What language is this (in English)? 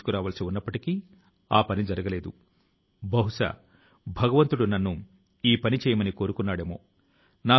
Telugu